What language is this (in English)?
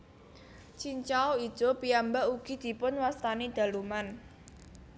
Javanese